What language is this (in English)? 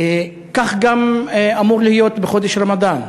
Hebrew